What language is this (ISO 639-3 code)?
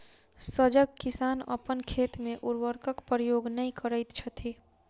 mai